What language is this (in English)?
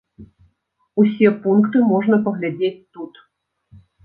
Belarusian